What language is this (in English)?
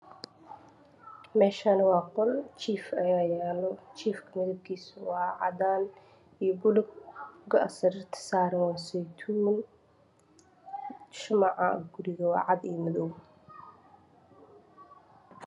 Somali